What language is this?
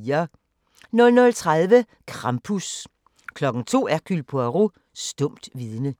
Danish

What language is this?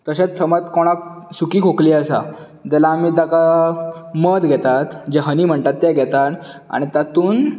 Konkani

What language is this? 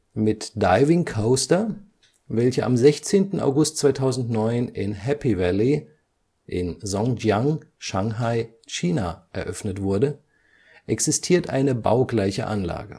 German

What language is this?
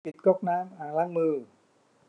Thai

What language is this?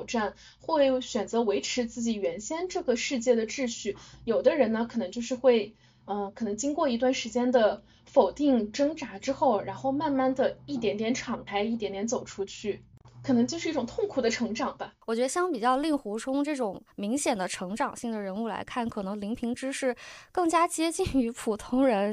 Chinese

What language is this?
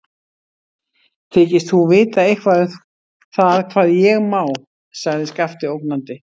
Icelandic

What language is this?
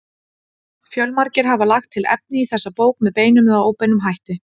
Icelandic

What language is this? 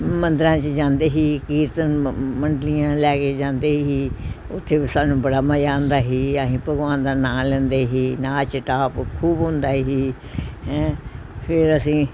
Punjabi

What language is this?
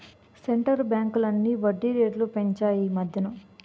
Telugu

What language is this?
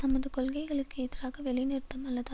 Tamil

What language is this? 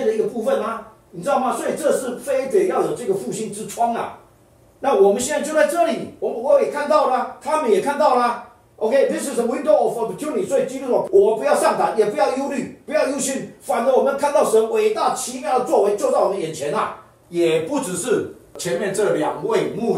Chinese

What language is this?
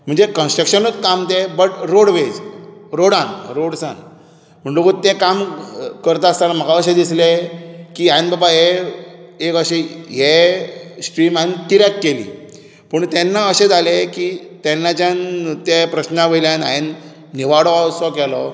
Konkani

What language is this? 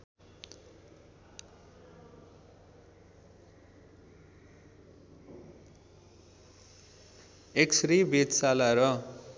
Nepali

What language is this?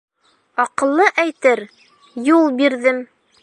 Bashkir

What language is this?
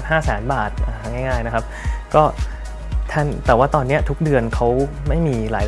Thai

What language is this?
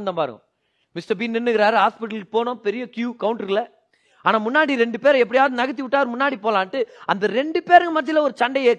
Tamil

